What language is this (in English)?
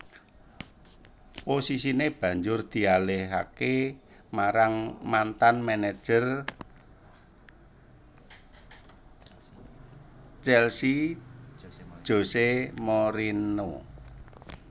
Javanese